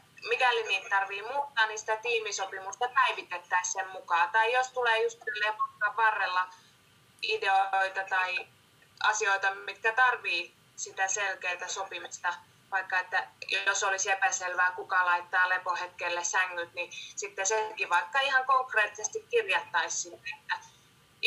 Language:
Finnish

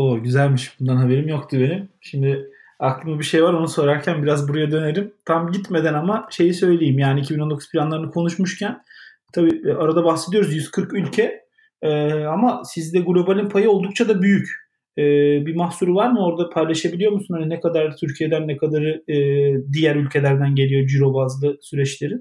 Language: Turkish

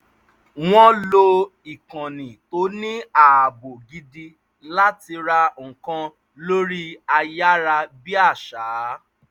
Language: Yoruba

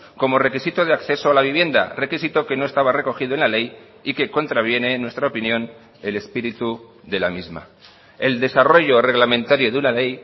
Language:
Spanish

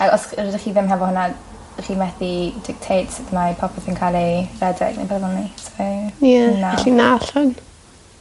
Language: Welsh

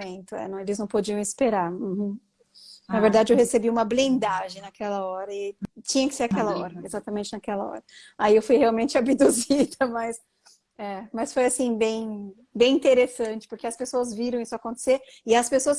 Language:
Portuguese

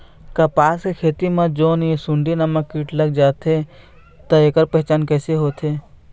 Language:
Chhattisgarhi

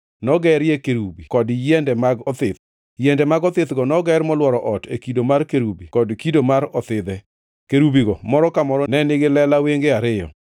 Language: Luo (Kenya and Tanzania)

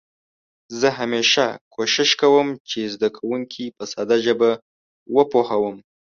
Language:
Pashto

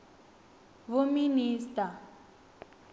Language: Venda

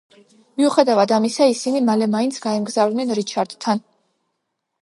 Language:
Georgian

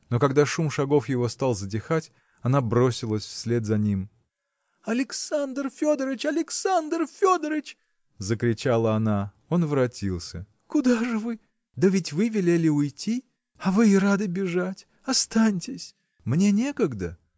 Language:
Russian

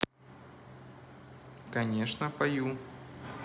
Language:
Russian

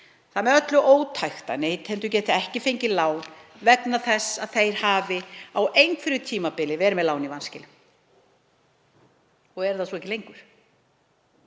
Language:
Icelandic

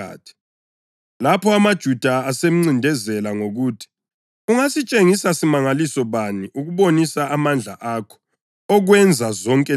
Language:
North Ndebele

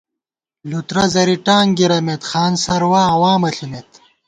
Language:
Gawar-Bati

